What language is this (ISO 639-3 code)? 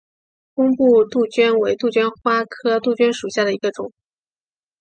zho